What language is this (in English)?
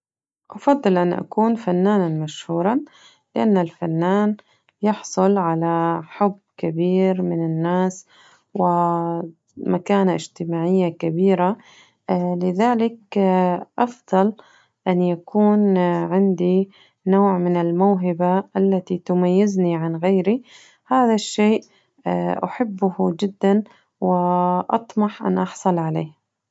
Najdi Arabic